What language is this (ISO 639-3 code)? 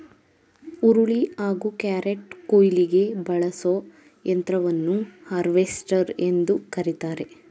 kan